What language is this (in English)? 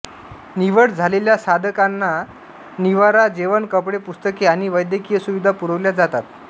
Marathi